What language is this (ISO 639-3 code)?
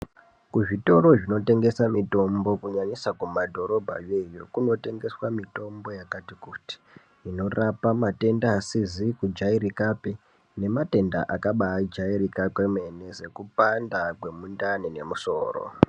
ndc